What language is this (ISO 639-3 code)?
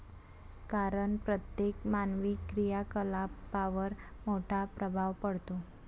mar